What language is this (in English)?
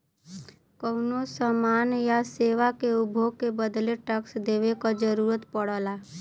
Bhojpuri